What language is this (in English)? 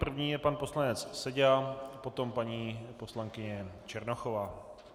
Czech